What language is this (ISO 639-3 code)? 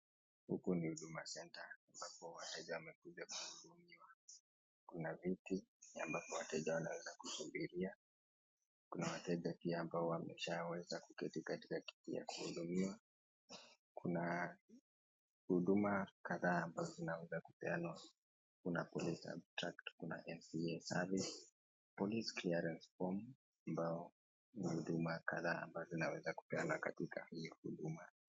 swa